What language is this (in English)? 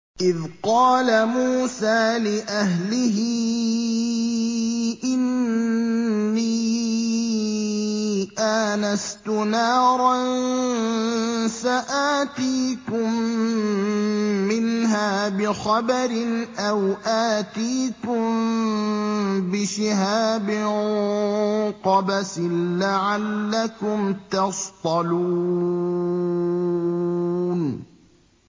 Arabic